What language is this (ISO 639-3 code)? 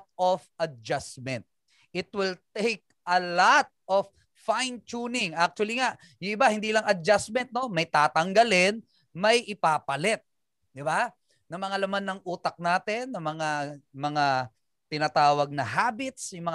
fil